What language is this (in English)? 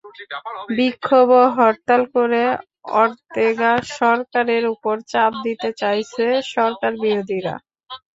Bangla